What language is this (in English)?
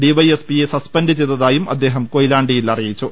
Malayalam